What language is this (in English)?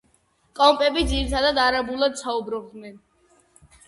Georgian